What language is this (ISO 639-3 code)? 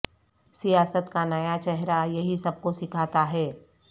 urd